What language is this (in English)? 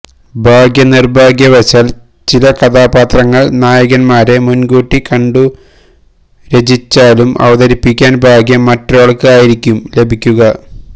Malayalam